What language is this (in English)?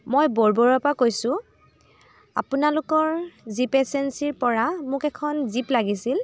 Assamese